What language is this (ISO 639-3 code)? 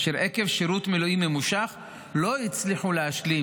heb